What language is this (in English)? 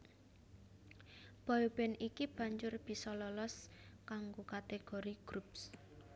Javanese